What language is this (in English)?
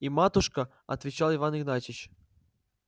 Russian